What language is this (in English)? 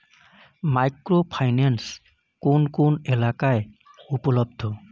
Bangla